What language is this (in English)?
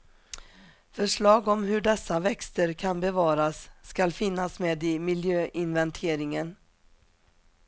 Swedish